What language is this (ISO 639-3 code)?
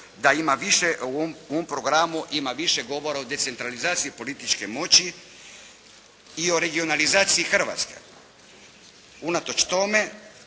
hrv